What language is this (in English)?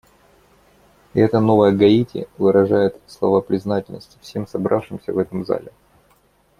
Russian